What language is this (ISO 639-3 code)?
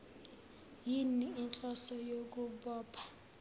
zul